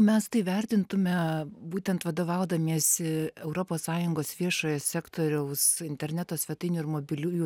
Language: Lithuanian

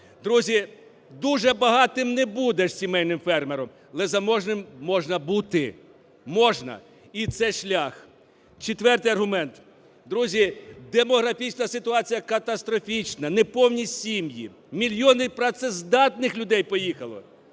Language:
Ukrainian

